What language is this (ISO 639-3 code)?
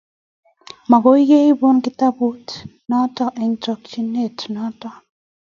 kln